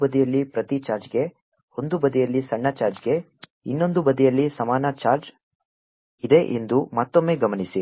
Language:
Kannada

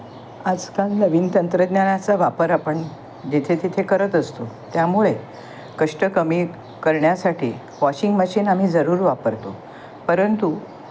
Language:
Marathi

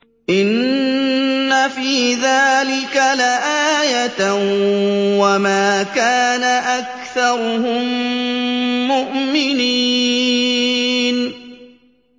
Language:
Arabic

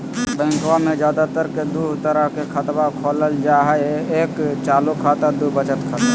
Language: Magahi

